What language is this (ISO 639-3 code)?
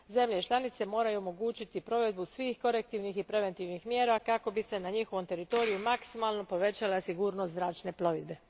hrv